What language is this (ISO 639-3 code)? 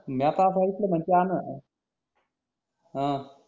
mar